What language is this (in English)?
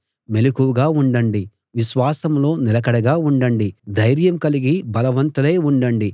Telugu